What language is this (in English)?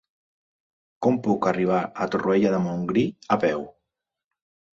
Catalan